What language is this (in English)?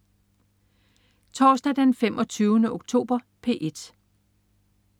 Danish